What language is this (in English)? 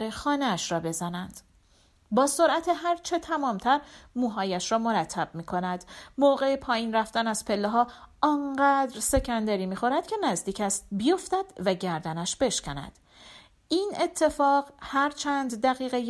Persian